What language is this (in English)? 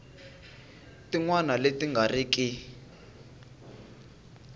Tsonga